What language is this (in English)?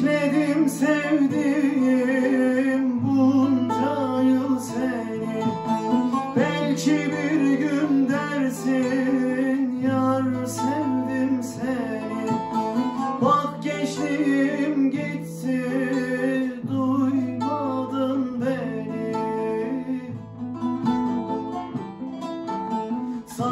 Turkish